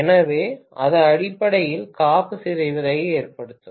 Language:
Tamil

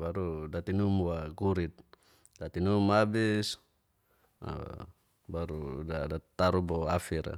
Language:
Geser-Gorom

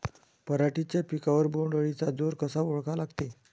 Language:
Marathi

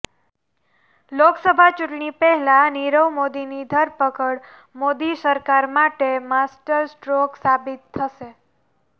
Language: Gujarati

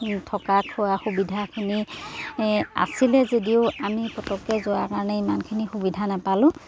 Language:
Assamese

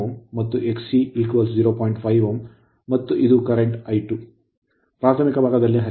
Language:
Kannada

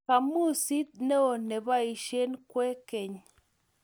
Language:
Kalenjin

